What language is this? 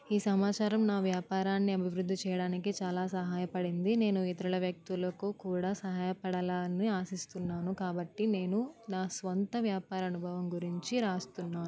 Telugu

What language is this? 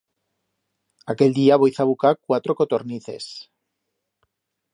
Aragonese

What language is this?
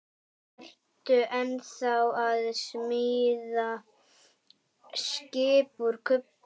Icelandic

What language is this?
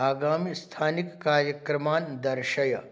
Sanskrit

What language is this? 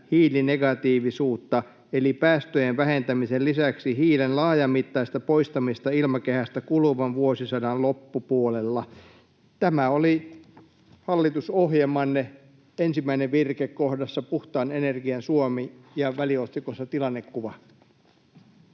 Finnish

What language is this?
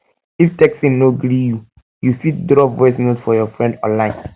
Nigerian Pidgin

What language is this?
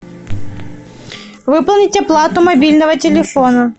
Russian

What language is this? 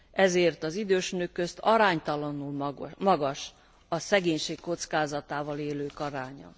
Hungarian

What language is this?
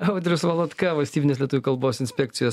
Lithuanian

